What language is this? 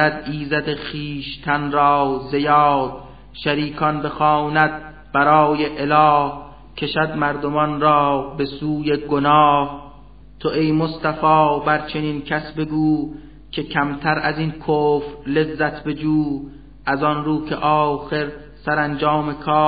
Persian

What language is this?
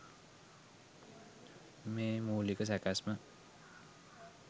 Sinhala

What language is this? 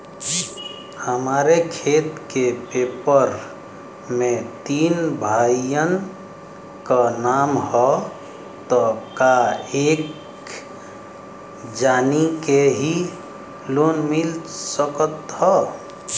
Bhojpuri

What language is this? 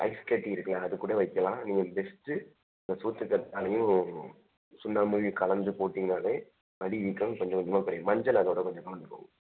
Tamil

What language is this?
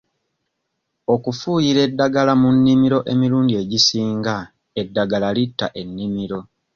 Ganda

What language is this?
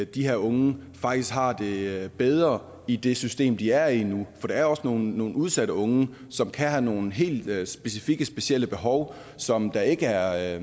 Danish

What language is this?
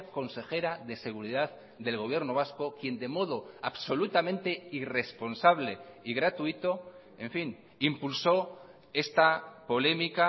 Spanish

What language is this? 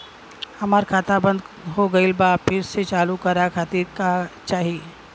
Bhojpuri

